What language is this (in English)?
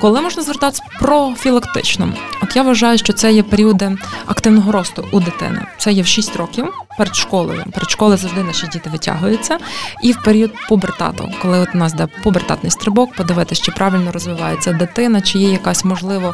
Ukrainian